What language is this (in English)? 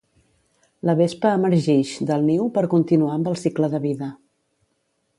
Catalan